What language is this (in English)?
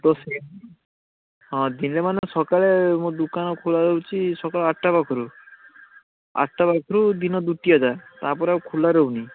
Odia